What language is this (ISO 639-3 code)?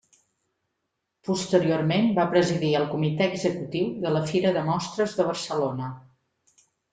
cat